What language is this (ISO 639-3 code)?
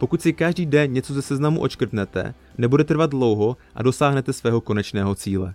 ces